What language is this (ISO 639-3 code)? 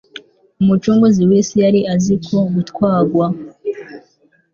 kin